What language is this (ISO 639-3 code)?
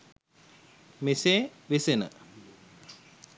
sin